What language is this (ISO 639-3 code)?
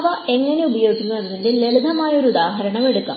mal